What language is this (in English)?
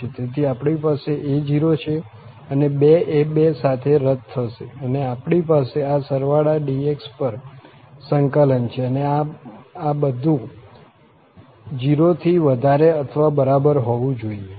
Gujarati